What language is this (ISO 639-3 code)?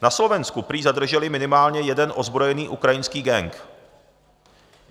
ces